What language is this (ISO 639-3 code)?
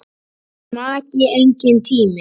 isl